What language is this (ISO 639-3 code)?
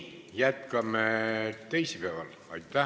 est